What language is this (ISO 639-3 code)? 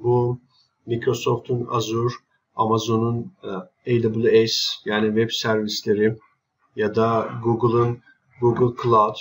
tur